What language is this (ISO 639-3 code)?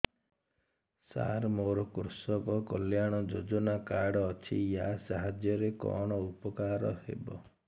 ori